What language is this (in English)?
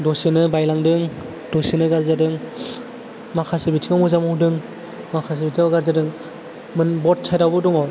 Bodo